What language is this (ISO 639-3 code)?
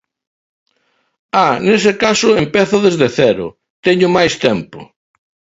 glg